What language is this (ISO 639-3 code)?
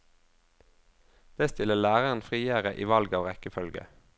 nor